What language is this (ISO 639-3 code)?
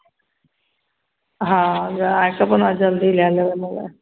mai